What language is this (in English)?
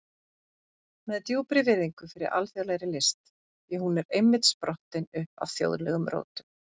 Icelandic